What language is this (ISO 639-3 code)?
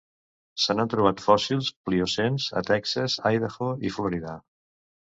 cat